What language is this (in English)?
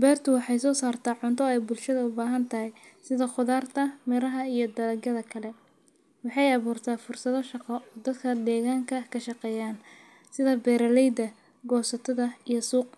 Somali